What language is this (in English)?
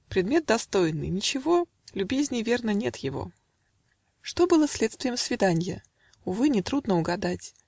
Russian